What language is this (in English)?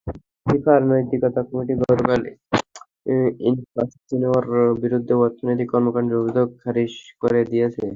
Bangla